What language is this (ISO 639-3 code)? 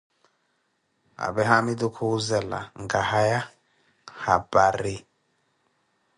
eko